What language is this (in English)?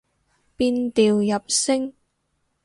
Cantonese